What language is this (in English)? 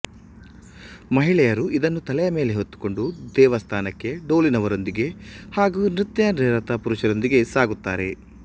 Kannada